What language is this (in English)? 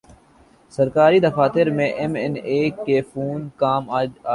Urdu